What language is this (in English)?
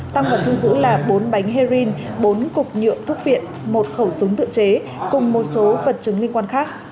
Vietnamese